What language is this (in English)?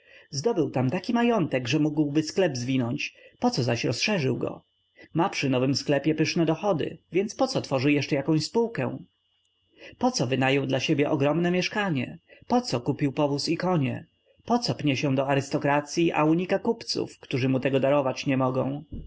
Polish